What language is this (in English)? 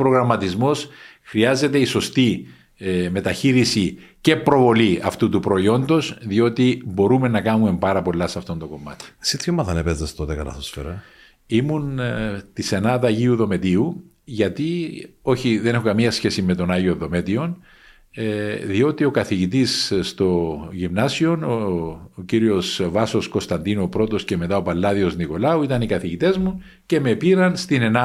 Greek